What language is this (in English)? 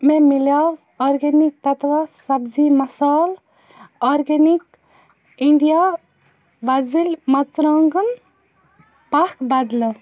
Kashmiri